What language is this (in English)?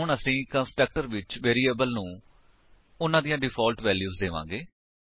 Punjabi